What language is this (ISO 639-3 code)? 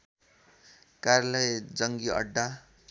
nep